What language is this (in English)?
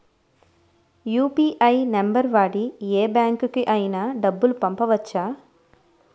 Telugu